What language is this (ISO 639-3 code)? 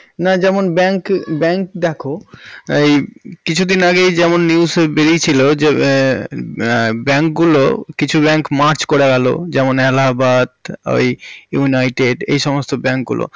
ben